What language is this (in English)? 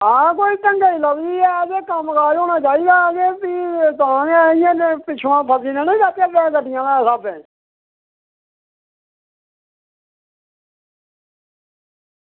Dogri